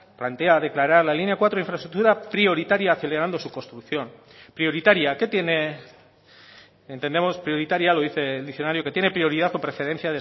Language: Spanish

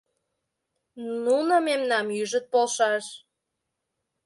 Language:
Mari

